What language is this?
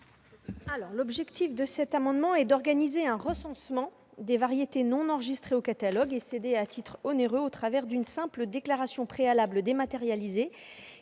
French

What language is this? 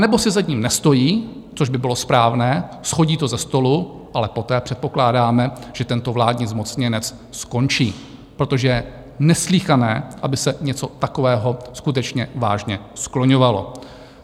Czech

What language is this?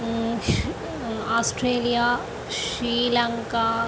Sanskrit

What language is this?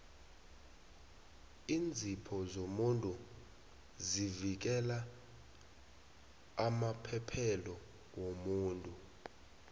South Ndebele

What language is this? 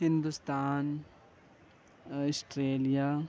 Urdu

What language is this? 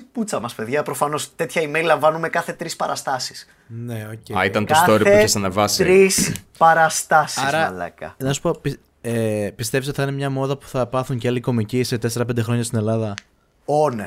Greek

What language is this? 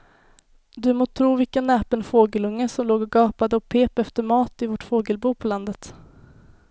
Swedish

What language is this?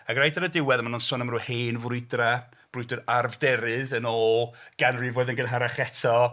Welsh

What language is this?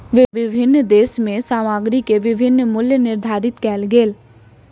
Maithili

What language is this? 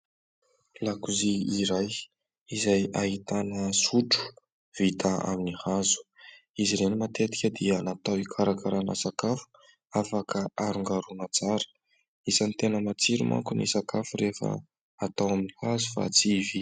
Malagasy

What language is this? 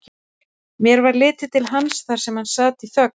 Icelandic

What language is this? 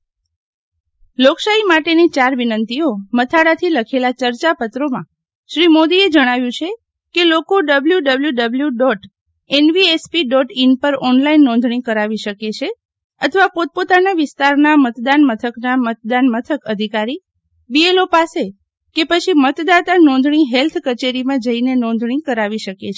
Gujarati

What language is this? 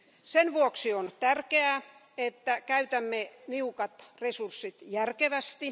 Finnish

